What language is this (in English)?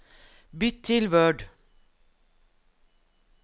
Norwegian